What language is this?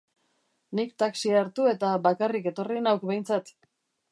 Basque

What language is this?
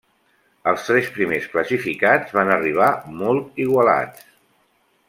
Catalan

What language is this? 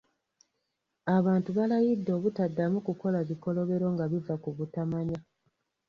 Ganda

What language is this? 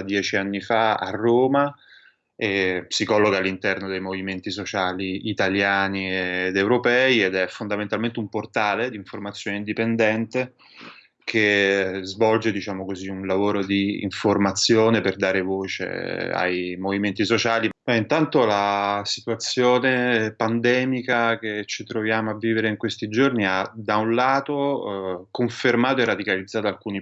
Italian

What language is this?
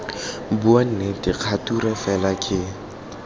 Tswana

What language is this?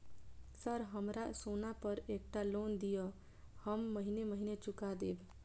Maithili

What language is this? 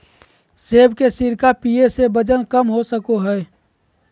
Magahi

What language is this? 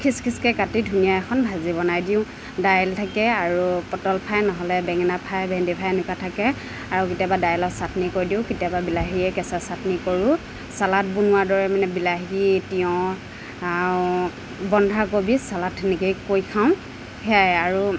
Assamese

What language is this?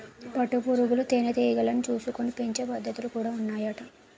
Telugu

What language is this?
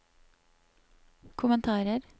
Norwegian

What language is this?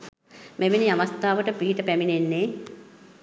Sinhala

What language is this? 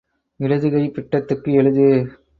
Tamil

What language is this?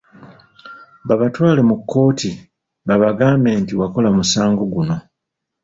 Ganda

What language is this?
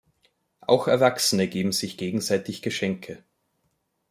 German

